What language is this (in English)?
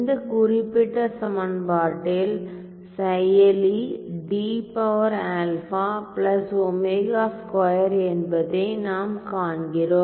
Tamil